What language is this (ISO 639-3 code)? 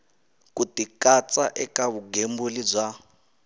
tso